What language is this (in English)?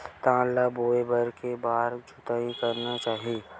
Chhattisgarhi